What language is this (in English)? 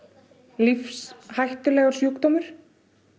Icelandic